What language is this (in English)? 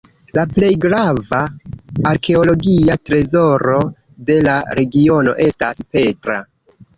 Esperanto